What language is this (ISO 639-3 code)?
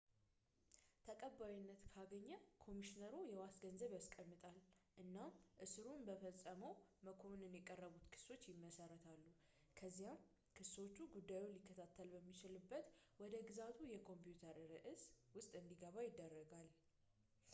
amh